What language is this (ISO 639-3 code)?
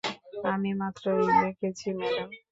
ben